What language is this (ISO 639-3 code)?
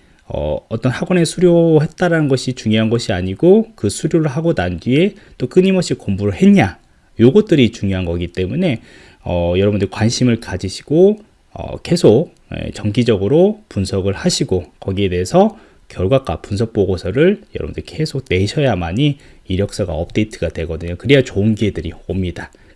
kor